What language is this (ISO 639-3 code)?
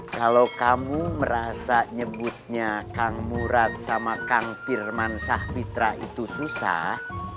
ind